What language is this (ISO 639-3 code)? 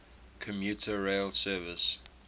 eng